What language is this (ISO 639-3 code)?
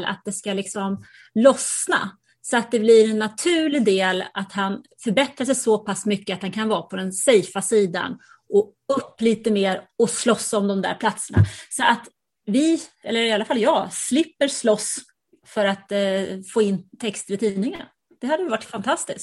swe